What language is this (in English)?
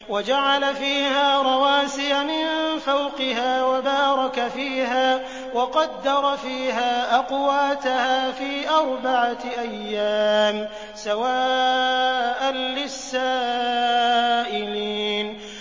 Arabic